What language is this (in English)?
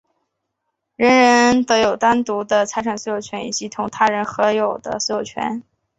Chinese